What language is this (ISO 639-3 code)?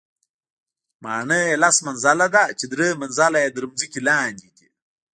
pus